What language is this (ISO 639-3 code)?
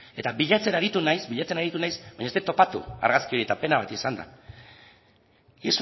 eus